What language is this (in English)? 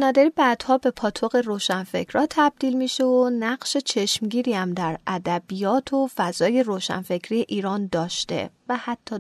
Persian